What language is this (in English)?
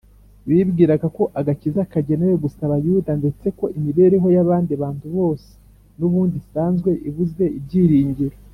Kinyarwanda